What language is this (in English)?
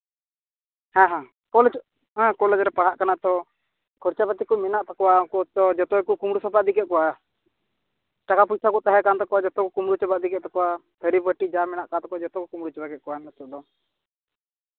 Santali